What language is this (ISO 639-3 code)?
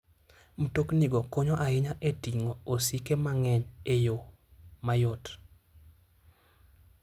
luo